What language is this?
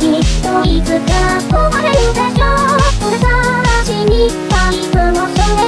Vietnamese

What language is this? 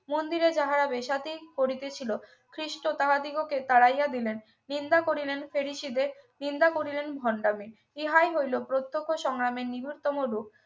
Bangla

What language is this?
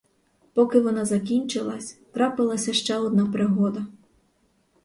Ukrainian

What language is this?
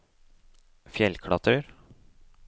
Norwegian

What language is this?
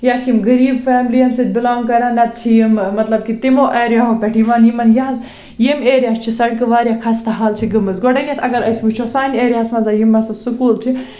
Kashmiri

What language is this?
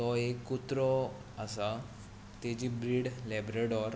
Konkani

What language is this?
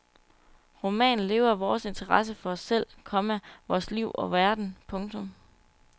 Danish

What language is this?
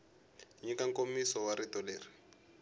Tsonga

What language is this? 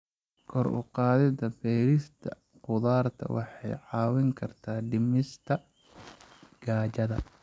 Somali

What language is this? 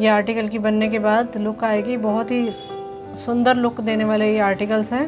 Hindi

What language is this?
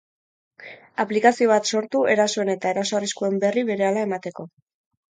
Basque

